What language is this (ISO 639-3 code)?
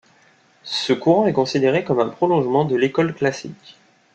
fra